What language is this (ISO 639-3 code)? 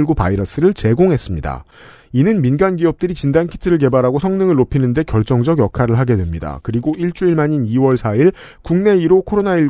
kor